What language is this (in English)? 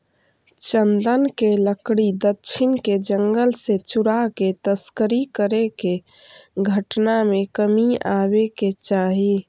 Magahi